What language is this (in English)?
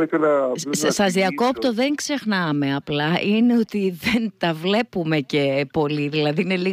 Greek